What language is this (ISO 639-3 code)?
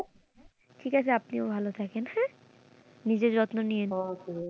ben